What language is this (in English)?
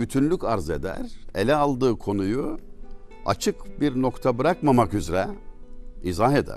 Turkish